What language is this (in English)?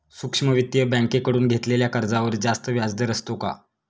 Marathi